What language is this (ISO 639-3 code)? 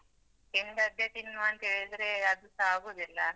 kan